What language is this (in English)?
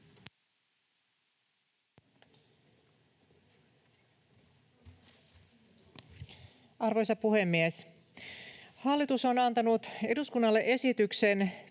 Finnish